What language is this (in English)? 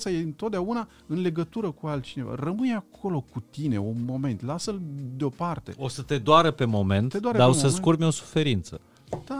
Romanian